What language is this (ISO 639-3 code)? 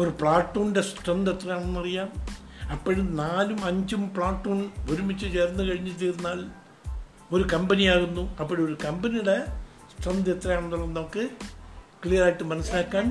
mal